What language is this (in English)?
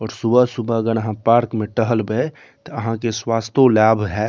Maithili